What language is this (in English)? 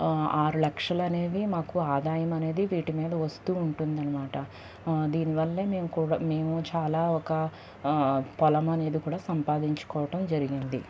Telugu